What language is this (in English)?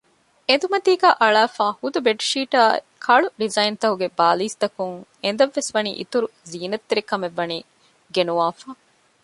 Divehi